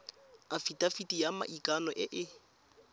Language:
Tswana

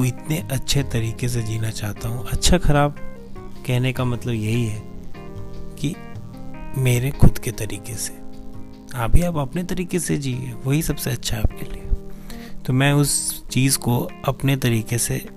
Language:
Hindi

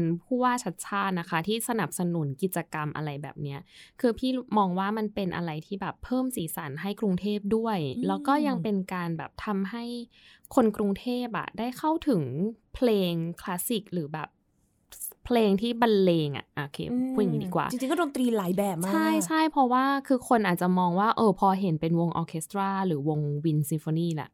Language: Thai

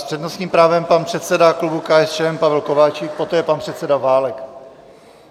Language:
Czech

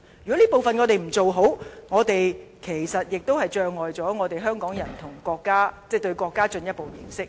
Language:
Cantonese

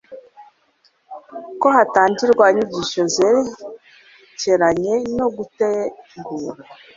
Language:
Kinyarwanda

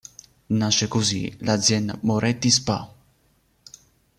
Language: Italian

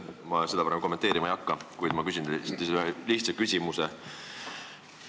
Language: Estonian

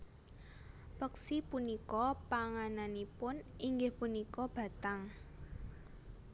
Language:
Javanese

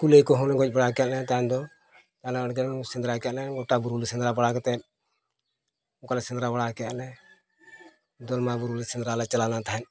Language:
Santali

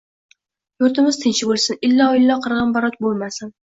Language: Uzbek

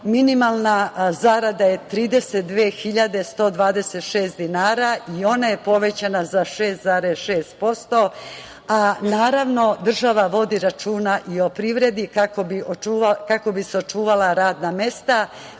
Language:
Serbian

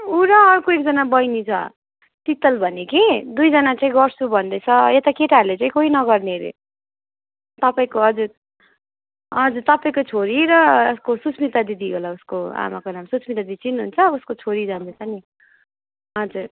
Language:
Nepali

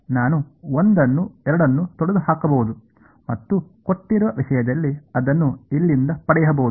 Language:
Kannada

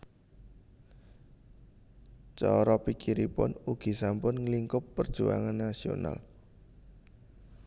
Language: Javanese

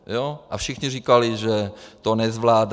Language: Czech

